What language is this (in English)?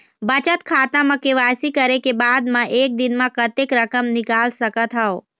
Chhattisgarhi